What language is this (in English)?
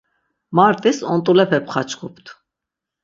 Laz